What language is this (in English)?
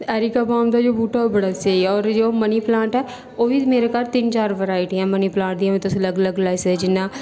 Dogri